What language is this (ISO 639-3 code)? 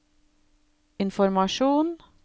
nor